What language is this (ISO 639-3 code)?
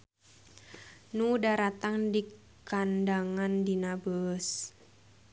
sun